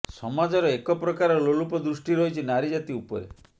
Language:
Odia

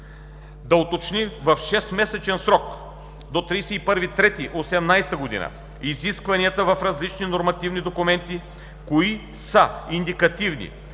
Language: Bulgarian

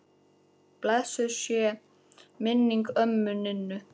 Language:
Icelandic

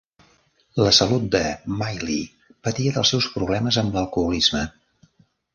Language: Catalan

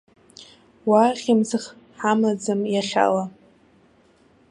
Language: Abkhazian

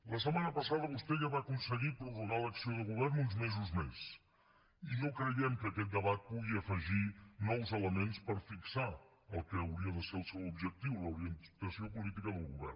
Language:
Catalan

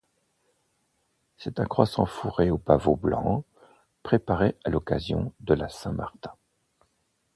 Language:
French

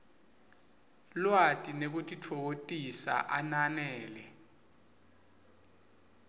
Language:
Swati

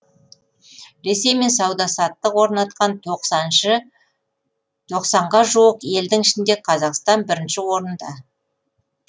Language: Kazakh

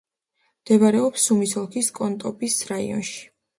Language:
Georgian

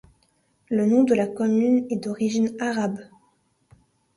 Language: French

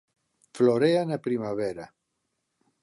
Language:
Galician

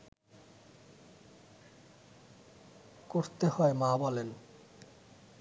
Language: Bangla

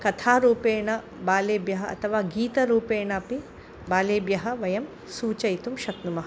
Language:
Sanskrit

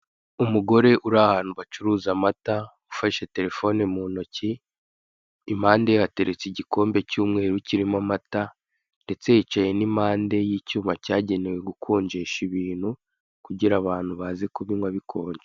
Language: Kinyarwanda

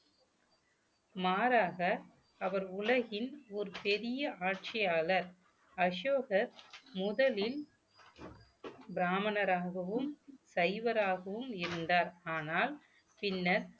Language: Tamil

